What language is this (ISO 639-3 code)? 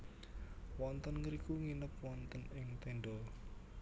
jav